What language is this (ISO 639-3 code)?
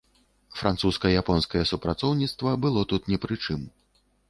bel